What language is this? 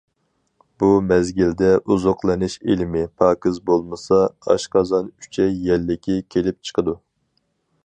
Uyghur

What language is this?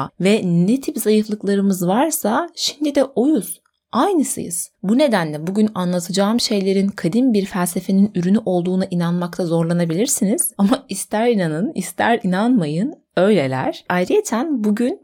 Turkish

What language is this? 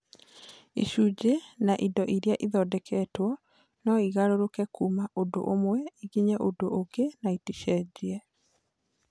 Kikuyu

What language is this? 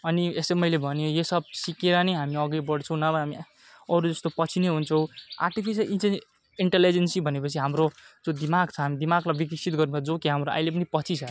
Nepali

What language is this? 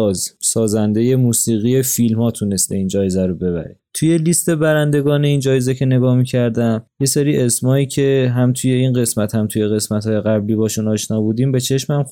Persian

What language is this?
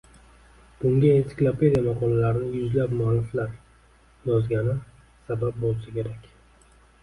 Uzbek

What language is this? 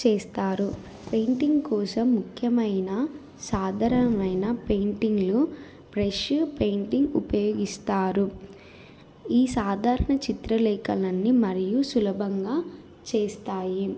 Telugu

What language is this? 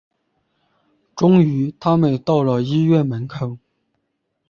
Chinese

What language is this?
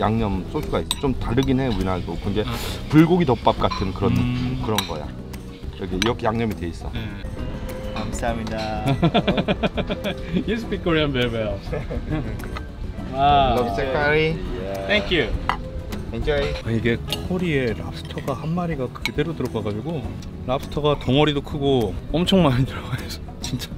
Korean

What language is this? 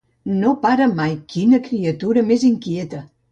Catalan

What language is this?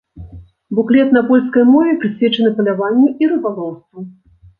Belarusian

